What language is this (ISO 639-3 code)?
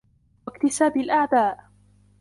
ara